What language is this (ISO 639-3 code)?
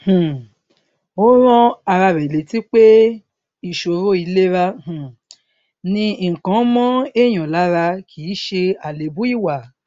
yor